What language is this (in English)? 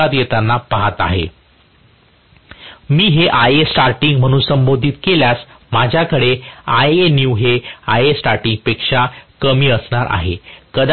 Marathi